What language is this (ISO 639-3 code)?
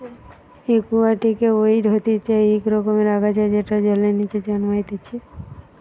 ben